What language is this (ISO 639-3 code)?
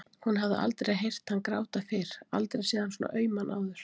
isl